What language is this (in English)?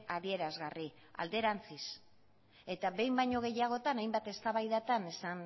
Basque